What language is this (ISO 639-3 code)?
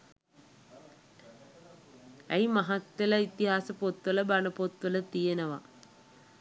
sin